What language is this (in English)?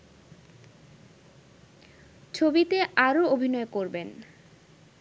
Bangla